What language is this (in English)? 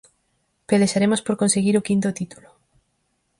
Galician